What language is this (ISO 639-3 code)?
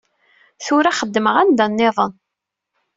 kab